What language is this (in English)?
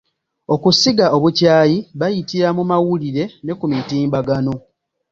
Ganda